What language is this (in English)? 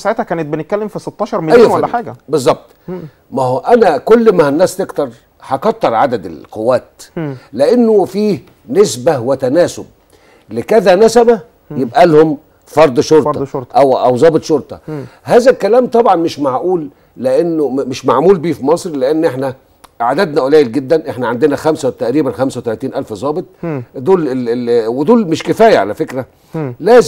Arabic